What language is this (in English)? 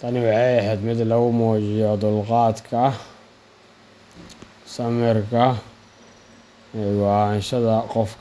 Somali